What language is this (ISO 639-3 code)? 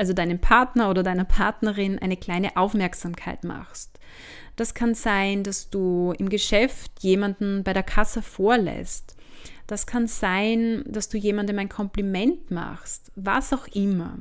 deu